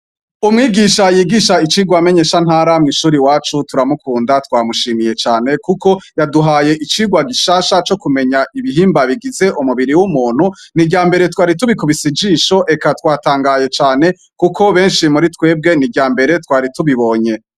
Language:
Rundi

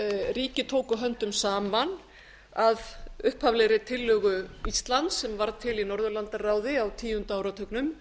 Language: Icelandic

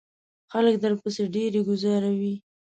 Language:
Pashto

